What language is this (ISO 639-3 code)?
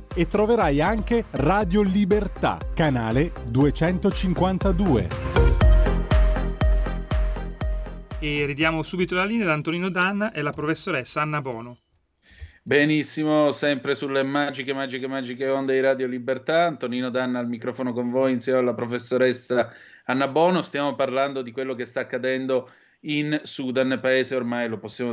ita